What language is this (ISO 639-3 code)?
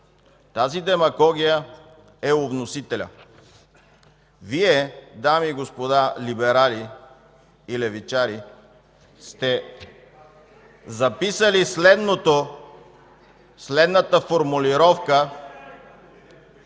bul